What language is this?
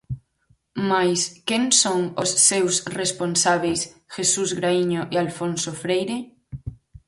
Galician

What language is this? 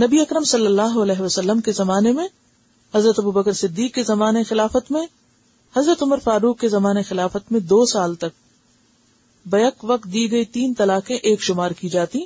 Urdu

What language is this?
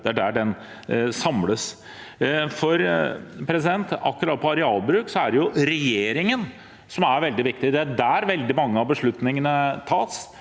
Norwegian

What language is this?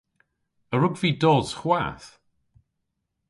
Cornish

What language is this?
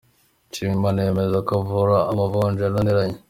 Kinyarwanda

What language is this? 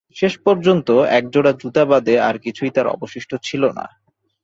Bangla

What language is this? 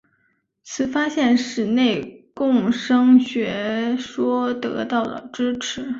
Chinese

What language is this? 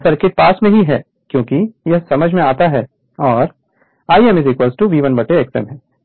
Hindi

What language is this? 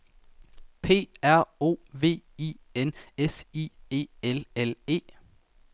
Danish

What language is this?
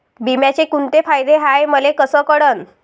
Marathi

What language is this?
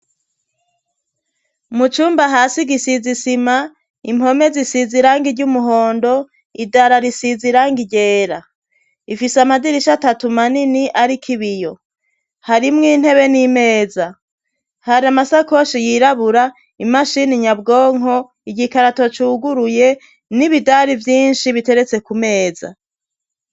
Rundi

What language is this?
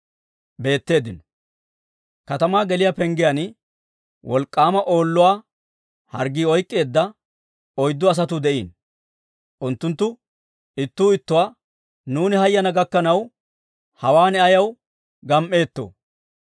Dawro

